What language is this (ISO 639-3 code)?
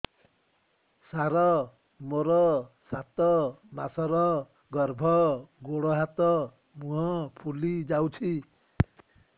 ori